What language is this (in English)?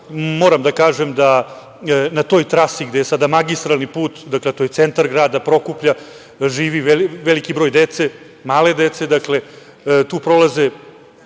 Serbian